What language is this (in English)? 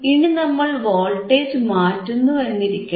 Malayalam